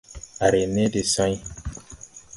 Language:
Tupuri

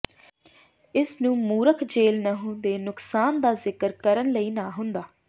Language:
Punjabi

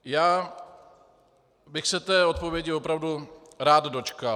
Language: Czech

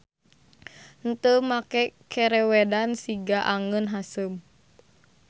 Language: Sundanese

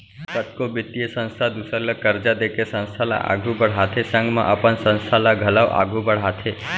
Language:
Chhattisgarhi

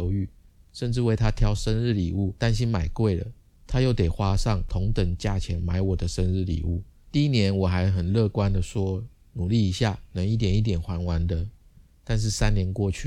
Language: Chinese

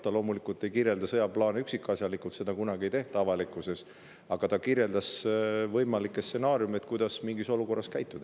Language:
Estonian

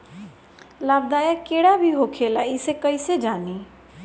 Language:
Bhojpuri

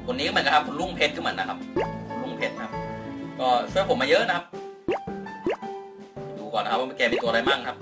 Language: Thai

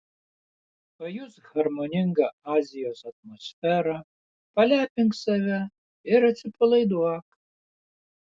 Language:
Lithuanian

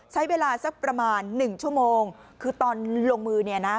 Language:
Thai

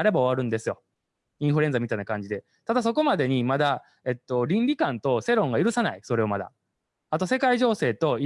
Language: Japanese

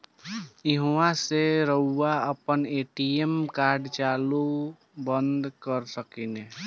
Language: Bhojpuri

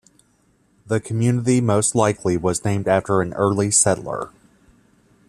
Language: English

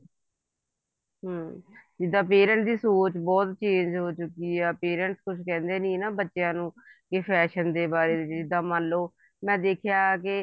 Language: Punjabi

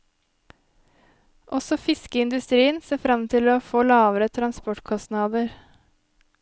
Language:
Norwegian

